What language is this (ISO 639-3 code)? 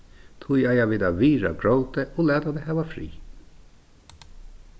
fao